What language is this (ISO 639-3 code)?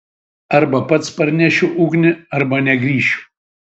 lit